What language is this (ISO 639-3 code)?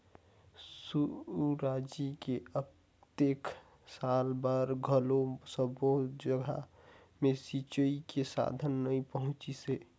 hne